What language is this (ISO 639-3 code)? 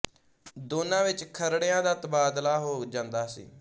pan